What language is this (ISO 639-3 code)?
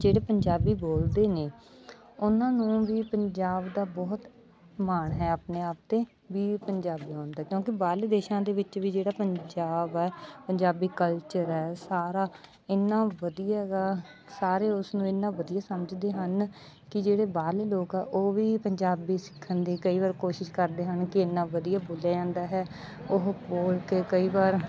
pan